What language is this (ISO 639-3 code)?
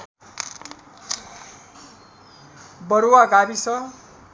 nep